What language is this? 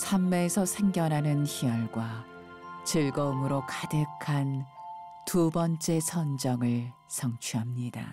Korean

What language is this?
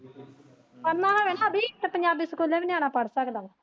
Punjabi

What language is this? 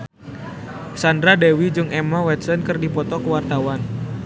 Sundanese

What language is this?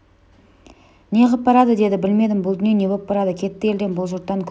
Kazakh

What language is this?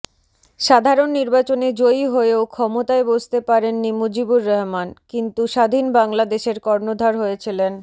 Bangla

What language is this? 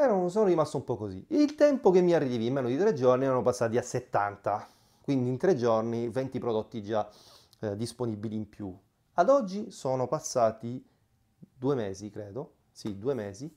Italian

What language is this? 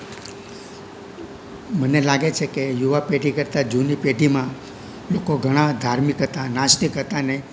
Gujarati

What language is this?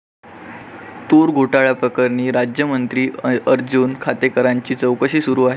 Marathi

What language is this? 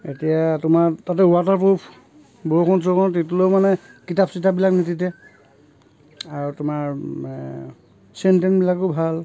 Assamese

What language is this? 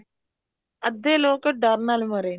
Punjabi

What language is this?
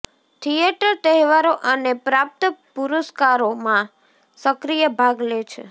Gujarati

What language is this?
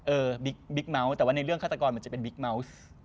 Thai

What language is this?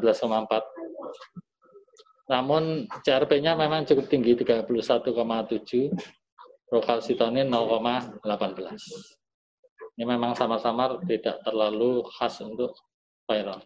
Indonesian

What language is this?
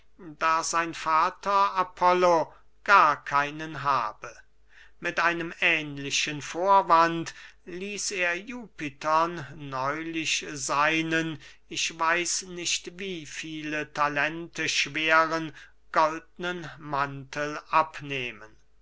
German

